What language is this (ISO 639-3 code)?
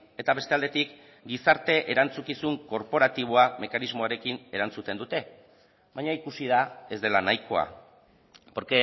eus